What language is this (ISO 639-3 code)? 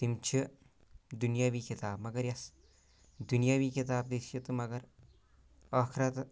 kas